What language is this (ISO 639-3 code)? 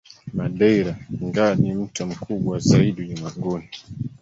swa